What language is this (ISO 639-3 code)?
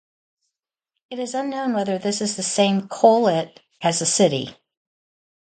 eng